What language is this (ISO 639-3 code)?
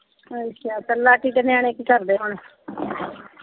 pan